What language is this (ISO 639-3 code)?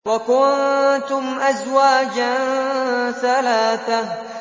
ara